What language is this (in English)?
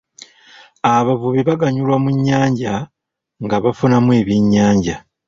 Ganda